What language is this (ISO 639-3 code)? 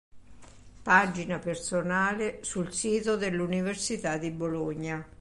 ita